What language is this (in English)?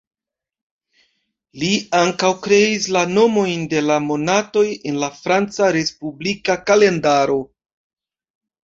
Esperanto